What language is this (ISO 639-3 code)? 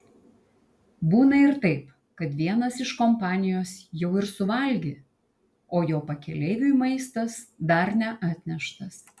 lit